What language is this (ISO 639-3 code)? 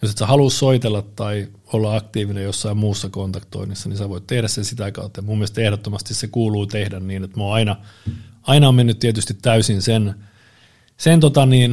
fin